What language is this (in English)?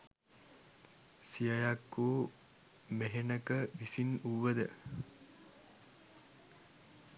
Sinhala